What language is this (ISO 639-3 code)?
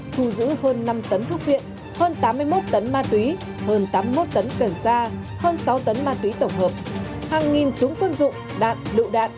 vie